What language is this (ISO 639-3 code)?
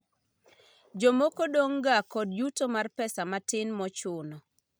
luo